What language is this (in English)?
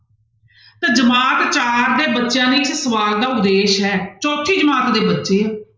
Punjabi